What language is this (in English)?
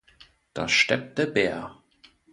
German